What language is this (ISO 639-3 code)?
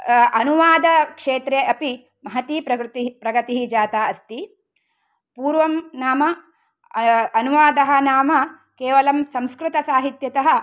san